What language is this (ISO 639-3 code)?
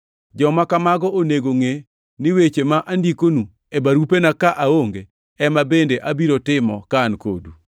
luo